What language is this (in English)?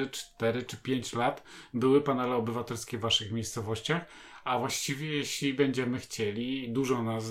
Polish